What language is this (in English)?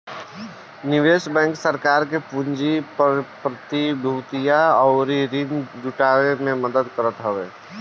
Bhojpuri